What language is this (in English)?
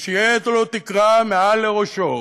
Hebrew